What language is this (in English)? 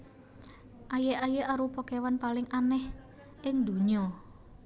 Javanese